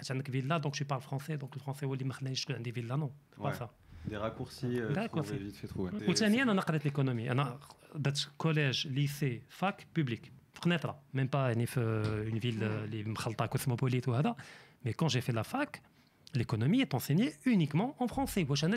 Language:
French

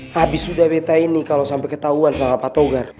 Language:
Indonesian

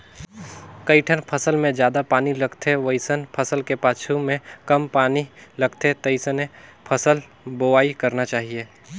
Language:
Chhattisgarhi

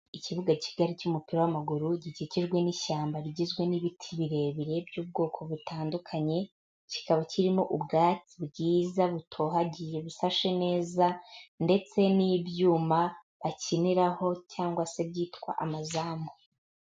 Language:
Kinyarwanda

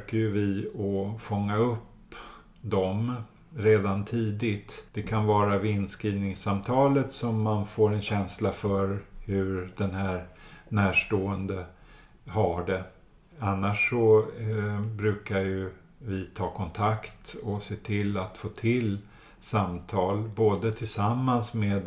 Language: Swedish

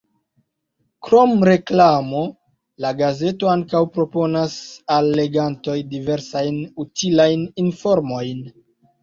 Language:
Esperanto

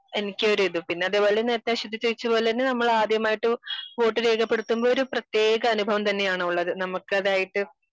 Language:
Malayalam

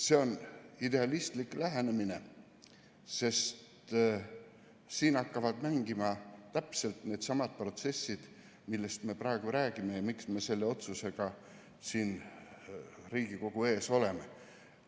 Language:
Estonian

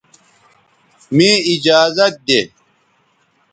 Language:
Bateri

